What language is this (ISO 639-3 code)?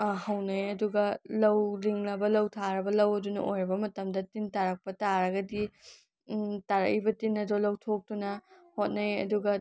mni